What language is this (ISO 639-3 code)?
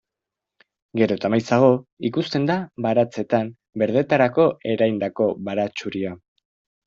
eus